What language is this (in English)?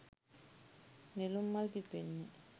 Sinhala